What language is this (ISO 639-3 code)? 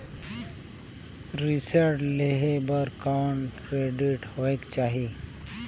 hne